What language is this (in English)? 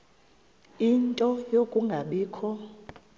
Xhosa